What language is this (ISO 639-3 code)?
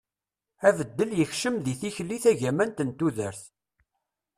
kab